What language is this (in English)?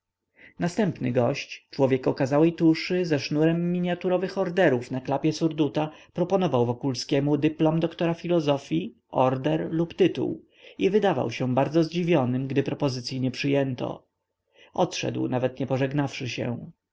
Polish